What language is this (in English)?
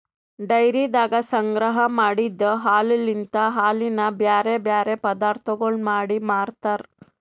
Kannada